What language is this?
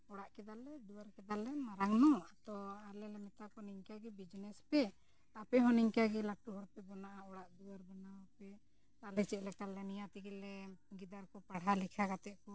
Santali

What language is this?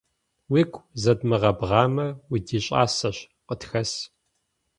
Kabardian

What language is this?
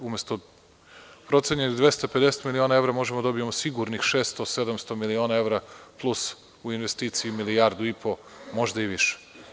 Serbian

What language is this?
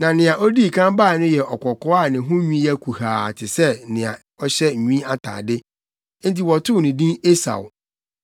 Akan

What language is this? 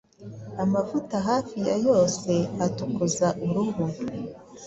Kinyarwanda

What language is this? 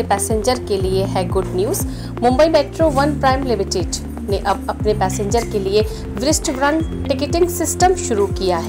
Hindi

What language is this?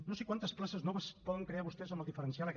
Catalan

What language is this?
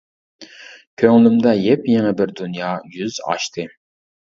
Uyghur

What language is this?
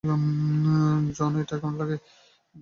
Bangla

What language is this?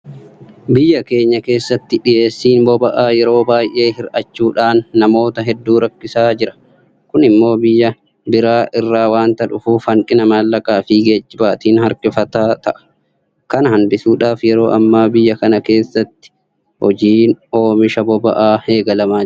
Oromo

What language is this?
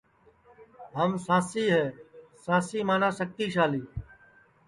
Sansi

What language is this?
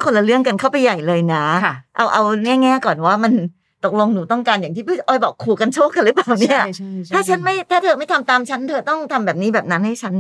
Thai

